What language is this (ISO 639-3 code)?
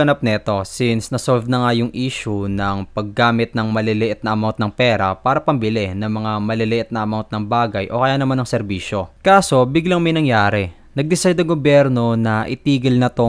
fil